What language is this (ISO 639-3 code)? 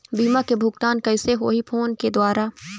hne